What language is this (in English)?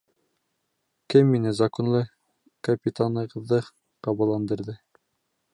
Bashkir